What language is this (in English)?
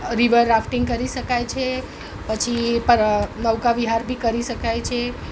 Gujarati